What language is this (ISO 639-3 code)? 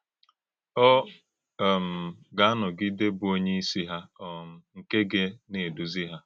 ibo